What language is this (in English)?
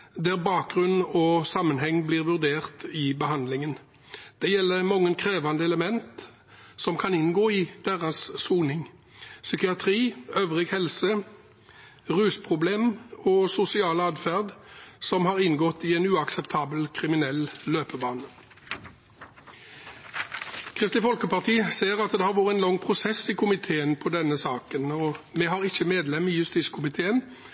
Norwegian Bokmål